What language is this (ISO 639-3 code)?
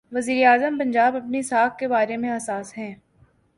urd